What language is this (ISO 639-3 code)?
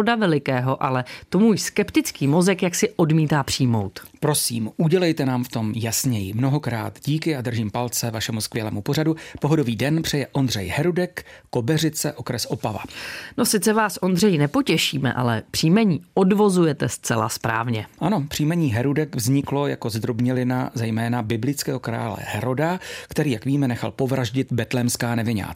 ces